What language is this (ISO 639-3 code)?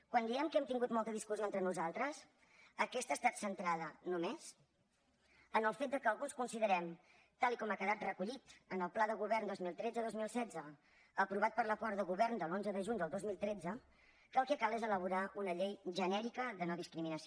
cat